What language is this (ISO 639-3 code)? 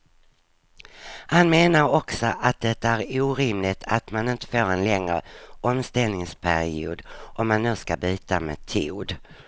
swe